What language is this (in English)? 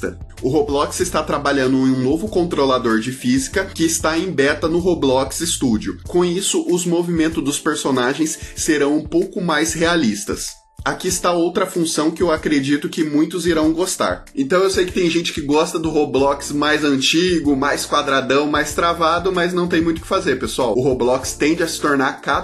Portuguese